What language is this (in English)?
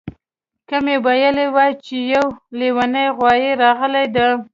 Pashto